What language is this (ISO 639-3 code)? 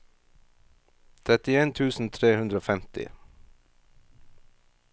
nor